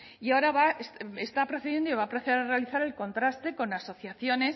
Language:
Spanish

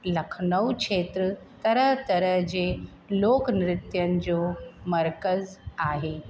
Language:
Sindhi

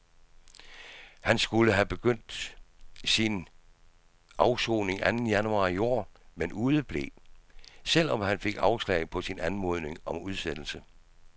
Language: Danish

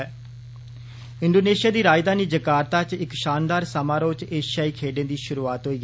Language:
Dogri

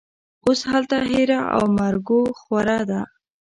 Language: Pashto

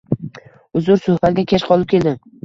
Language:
Uzbek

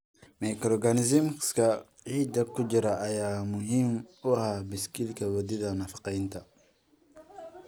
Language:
Somali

